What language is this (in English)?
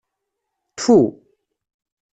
Kabyle